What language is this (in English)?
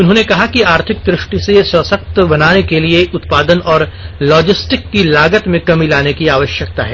Hindi